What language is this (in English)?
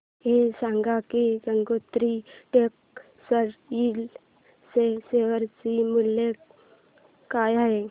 Marathi